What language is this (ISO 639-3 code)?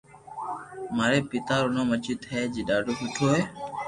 lrk